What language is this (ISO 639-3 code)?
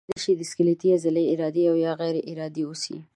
pus